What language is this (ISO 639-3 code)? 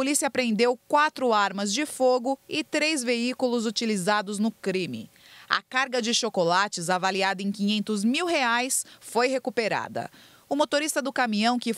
por